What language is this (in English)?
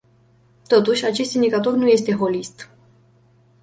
Romanian